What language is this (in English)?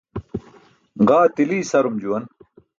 Burushaski